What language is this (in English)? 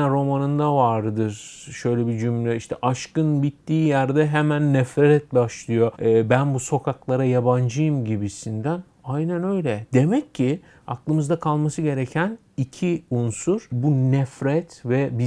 Turkish